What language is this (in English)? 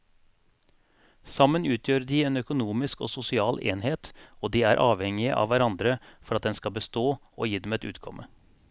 Norwegian